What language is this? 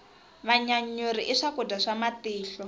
Tsonga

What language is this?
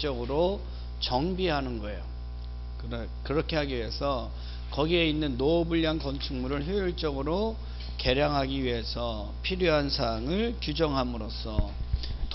Korean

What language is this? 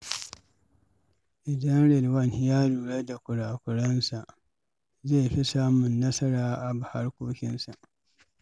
Hausa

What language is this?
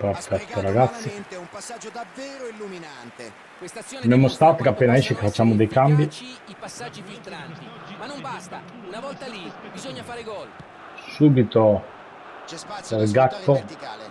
Italian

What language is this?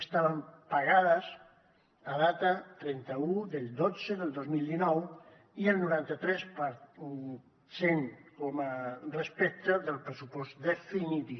Catalan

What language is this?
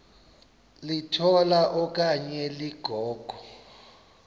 Xhosa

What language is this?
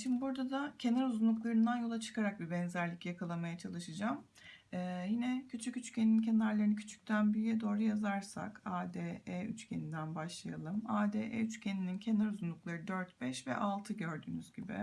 Turkish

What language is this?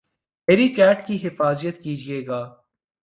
Urdu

